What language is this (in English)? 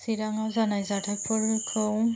Bodo